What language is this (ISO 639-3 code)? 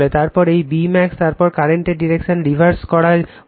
ben